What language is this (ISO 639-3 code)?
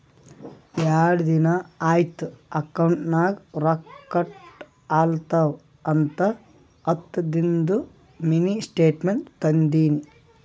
kan